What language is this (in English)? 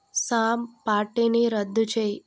Telugu